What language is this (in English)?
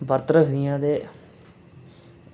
Dogri